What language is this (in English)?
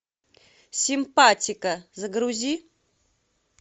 Russian